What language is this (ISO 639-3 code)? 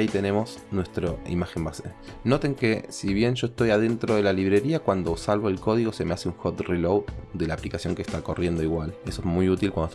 spa